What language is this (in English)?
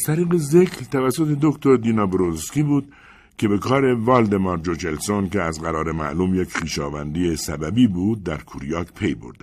Persian